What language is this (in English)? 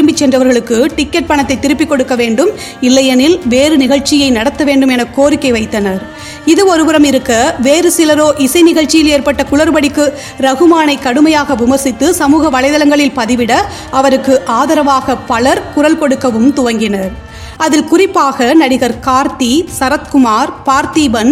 Tamil